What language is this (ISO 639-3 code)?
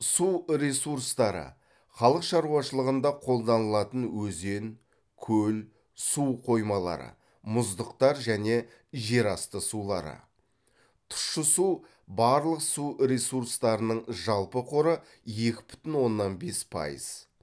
kaz